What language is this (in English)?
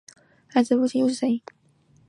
Chinese